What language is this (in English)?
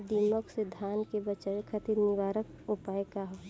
Bhojpuri